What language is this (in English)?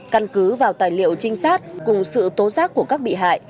Vietnamese